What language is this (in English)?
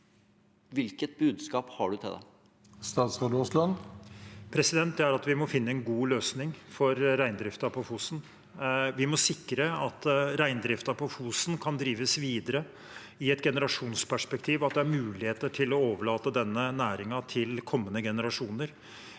Norwegian